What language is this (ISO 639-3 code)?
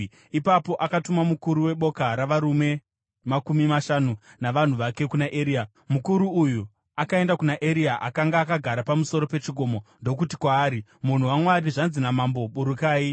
sna